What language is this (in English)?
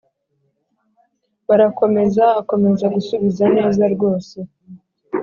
Kinyarwanda